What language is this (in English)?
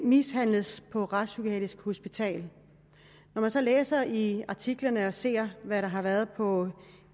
Danish